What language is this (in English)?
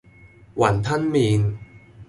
Cantonese